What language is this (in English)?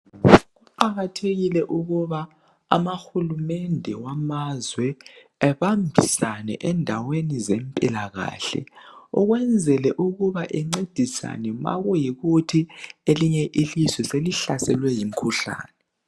North Ndebele